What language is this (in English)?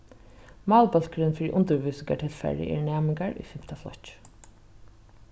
Faroese